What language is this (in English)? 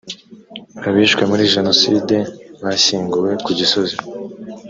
Kinyarwanda